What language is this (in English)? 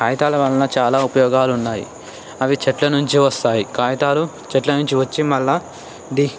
Telugu